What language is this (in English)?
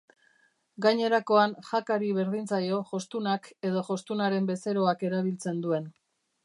Basque